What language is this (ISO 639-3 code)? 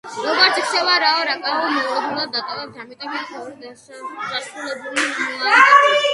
kat